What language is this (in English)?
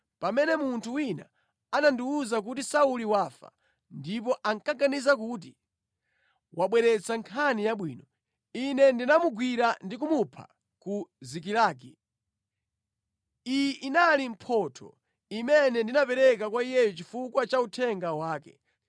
Nyanja